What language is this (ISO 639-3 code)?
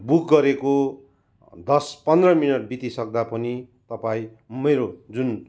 nep